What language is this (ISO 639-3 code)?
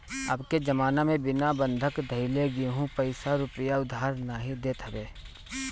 bho